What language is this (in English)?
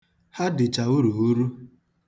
Igbo